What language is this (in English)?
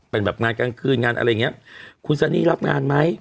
Thai